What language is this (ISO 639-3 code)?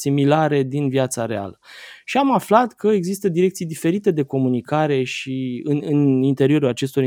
ron